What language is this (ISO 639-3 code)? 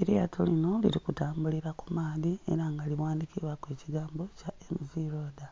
xog